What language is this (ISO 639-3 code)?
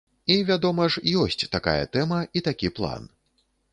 bel